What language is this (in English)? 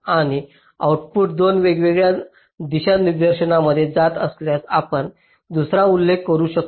Marathi